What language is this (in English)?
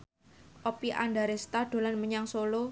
Javanese